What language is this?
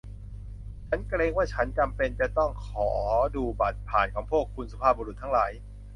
Thai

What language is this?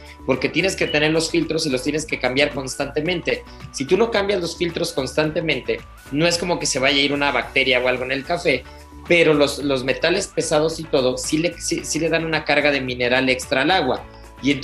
Spanish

